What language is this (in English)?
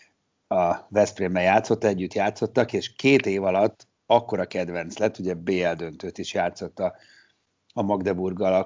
Hungarian